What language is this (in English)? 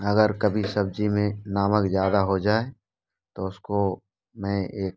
Hindi